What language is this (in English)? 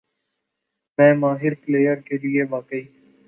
Urdu